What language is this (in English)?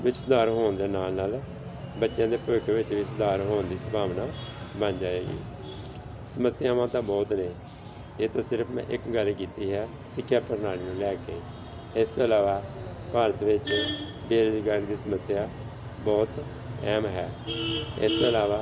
Punjabi